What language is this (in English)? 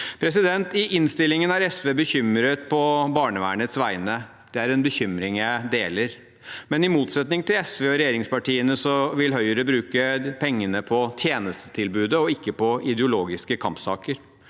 Norwegian